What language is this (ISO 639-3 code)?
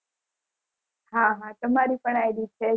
guj